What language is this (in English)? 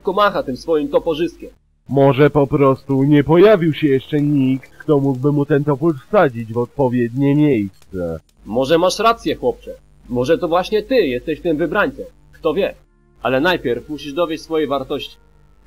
Polish